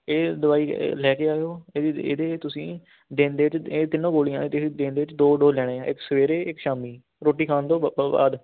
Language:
Punjabi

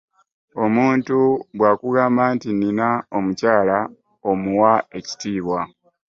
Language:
Ganda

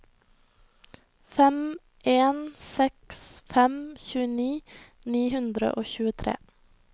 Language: Norwegian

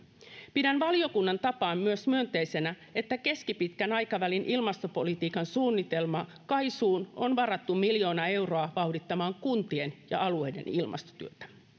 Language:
Finnish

